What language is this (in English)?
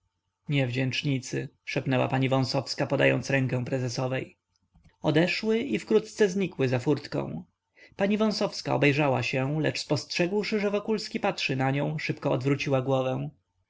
Polish